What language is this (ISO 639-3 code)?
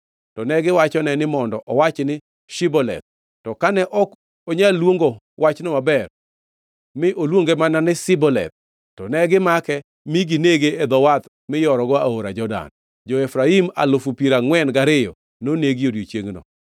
luo